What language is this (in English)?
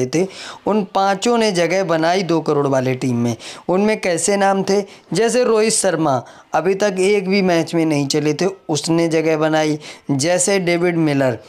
Hindi